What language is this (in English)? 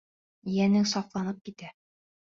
Bashkir